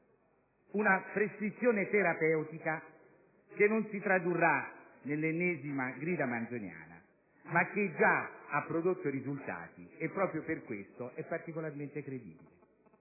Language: Italian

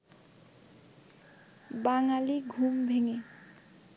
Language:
Bangla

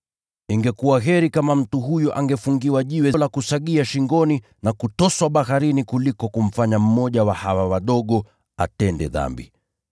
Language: Swahili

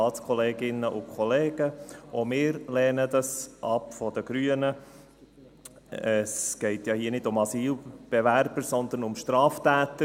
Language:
Swiss German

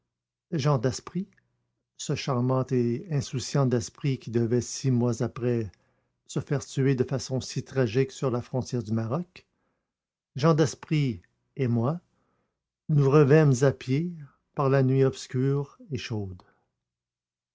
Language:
French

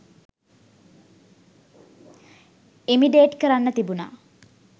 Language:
Sinhala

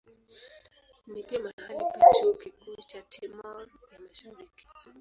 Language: Swahili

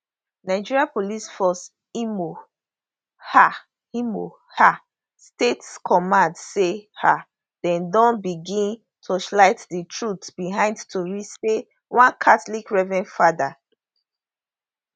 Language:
Nigerian Pidgin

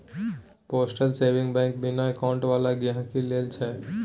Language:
Maithili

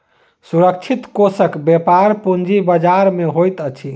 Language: Maithili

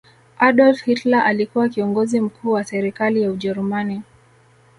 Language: Swahili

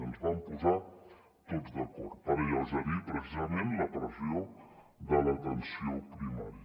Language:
Catalan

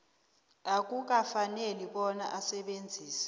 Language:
South Ndebele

